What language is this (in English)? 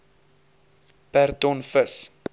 Afrikaans